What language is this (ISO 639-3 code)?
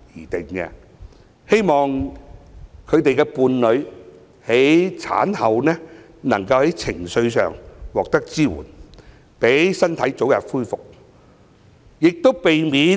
yue